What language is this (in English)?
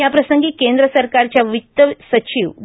Marathi